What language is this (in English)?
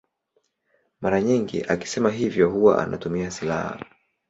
Swahili